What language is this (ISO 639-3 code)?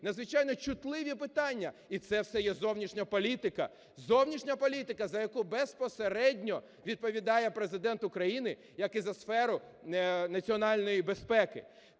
ukr